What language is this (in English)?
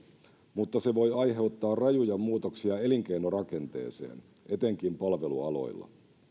Finnish